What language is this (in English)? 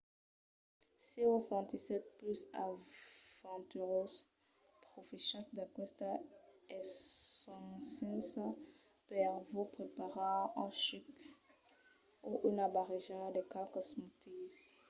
Occitan